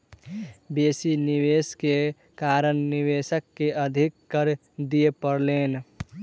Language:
Maithili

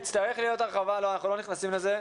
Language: Hebrew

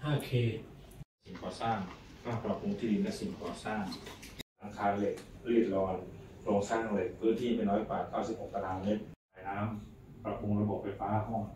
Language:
Thai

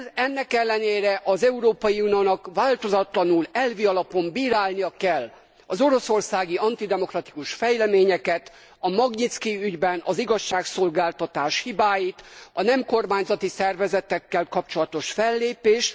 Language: Hungarian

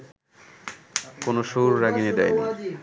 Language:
Bangla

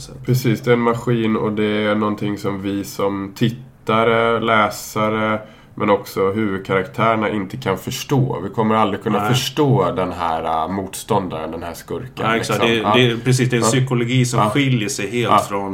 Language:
Swedish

